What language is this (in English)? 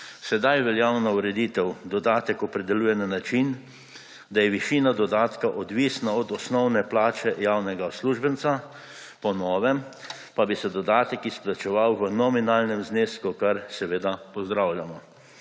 Slovenian